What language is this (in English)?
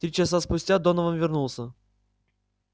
Russian